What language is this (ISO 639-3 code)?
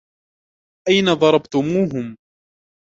ara